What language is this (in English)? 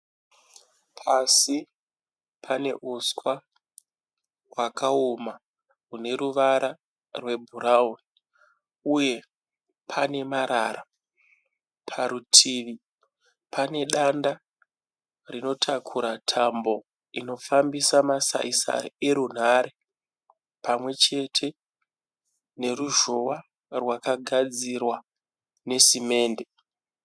Shona